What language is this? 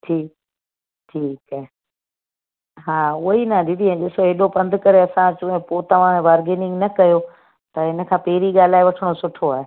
Sindhi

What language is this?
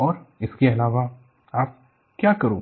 Hindi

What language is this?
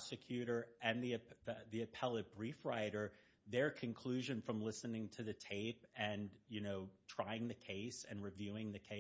English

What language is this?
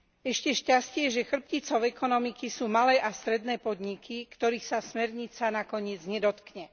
Slovak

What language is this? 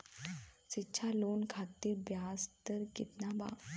Bhojpuri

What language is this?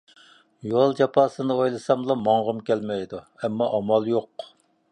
Uyghur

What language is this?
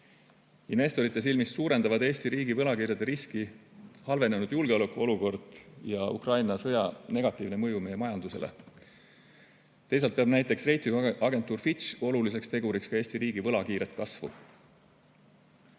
Estonian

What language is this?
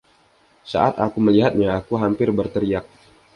Indonesian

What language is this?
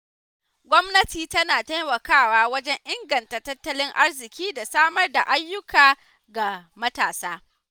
Hausa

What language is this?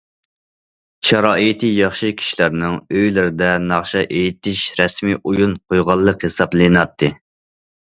Uyghur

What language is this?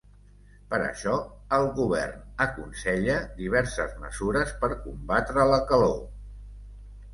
Catalan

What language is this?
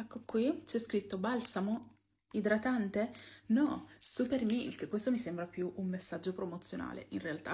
Italian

